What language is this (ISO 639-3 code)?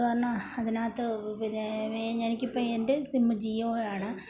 mal